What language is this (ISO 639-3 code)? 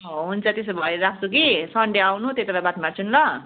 nep